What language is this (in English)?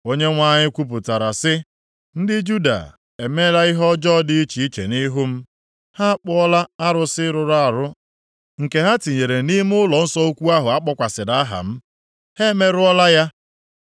Igbo